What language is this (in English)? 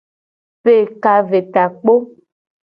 Gen